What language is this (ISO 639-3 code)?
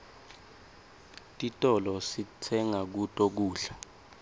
ssw